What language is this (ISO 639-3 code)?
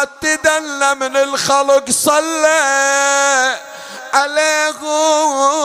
ara